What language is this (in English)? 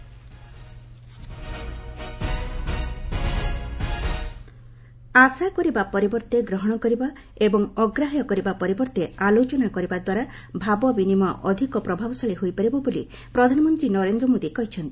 Odia